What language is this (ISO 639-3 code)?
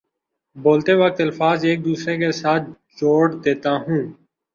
urd